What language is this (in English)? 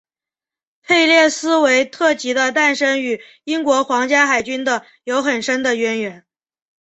Chinese